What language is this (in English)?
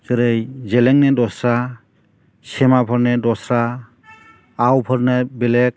Bodo